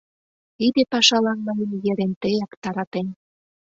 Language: Mari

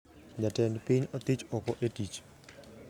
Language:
Luo (Kenya and Tanzania)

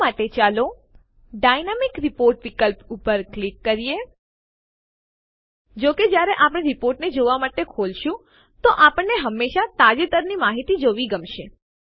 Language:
Gujarati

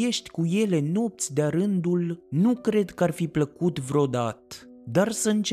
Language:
Romanian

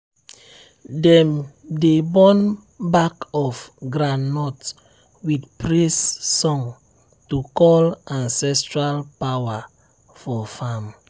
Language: Nigerian Pidgin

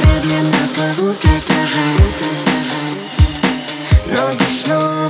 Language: Russian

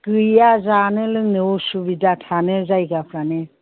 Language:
Bodo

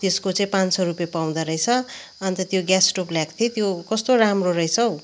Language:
Nepali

